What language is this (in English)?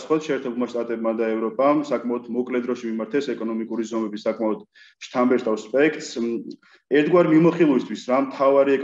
Turkish